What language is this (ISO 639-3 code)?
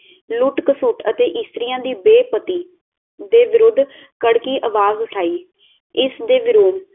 pan